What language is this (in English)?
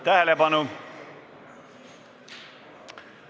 Estonian